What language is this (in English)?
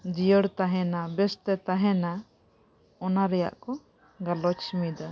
Santali